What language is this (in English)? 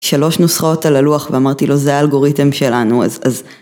Hebrew